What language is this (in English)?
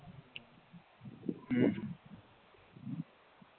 Gujarati